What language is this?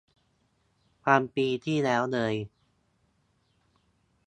Thai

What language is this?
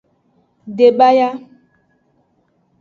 Aja (Benin)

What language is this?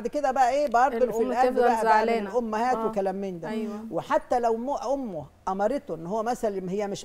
Arabic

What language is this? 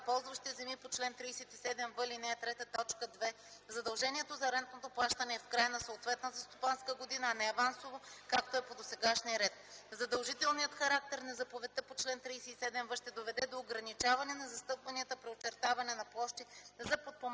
Bulgarian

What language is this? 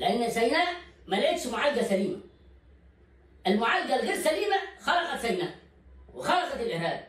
Arabic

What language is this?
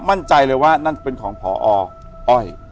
Thai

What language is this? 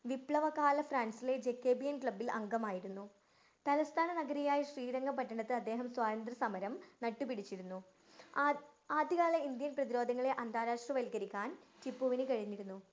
Malayalam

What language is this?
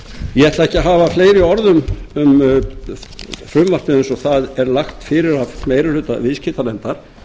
Icelandic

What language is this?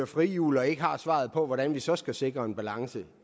Danish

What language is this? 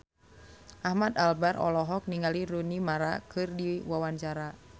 Sundanese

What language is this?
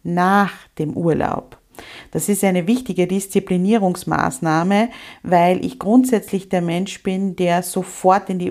German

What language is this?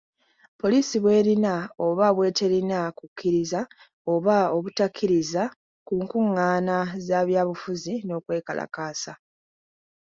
Ganda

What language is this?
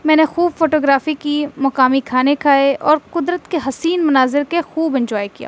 Urdu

